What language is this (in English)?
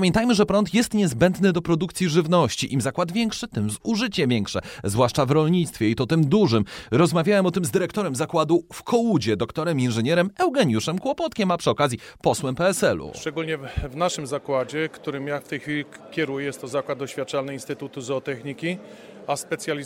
Polish